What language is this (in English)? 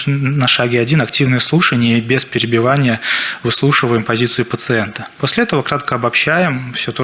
Russian